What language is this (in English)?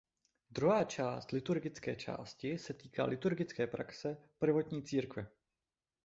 Czech